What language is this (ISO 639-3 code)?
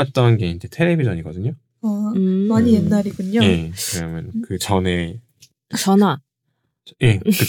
kor